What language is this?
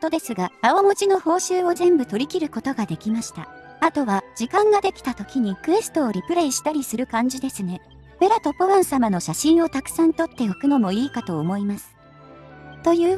Japanese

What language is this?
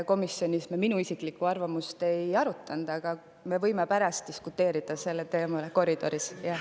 Estonian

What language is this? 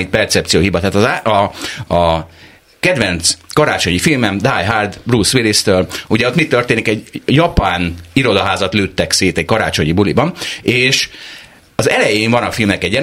Hungarian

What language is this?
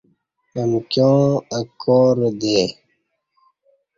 Kati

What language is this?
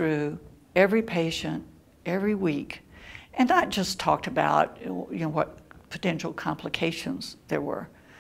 English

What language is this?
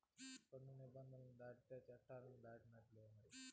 Telugu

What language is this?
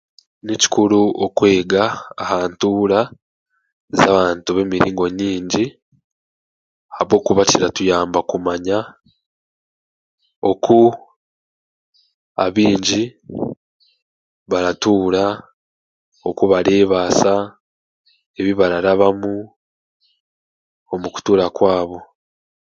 Chiga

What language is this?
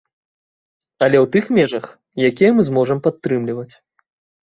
Belarusian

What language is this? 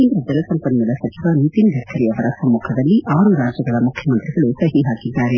Kannada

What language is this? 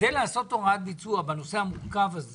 Hebrew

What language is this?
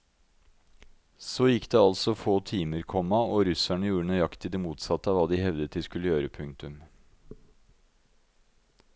Norwegian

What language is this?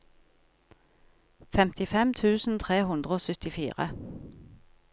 Norwegian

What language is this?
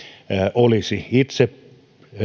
Finnish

